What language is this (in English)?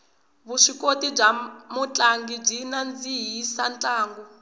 Tsonga